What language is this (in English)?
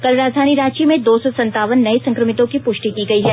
Hindi